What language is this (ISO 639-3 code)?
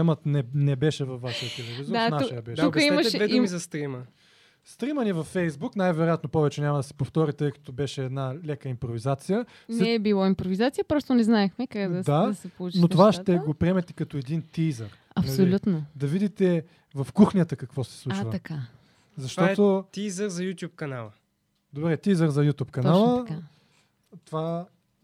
bul